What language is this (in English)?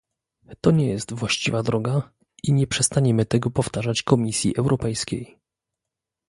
Polish